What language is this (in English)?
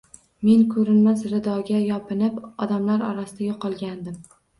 Uzbek